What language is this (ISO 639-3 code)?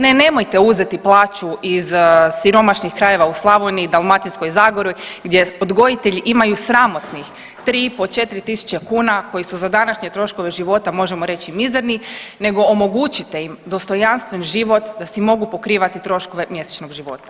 hrv